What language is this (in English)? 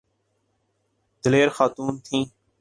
Urdu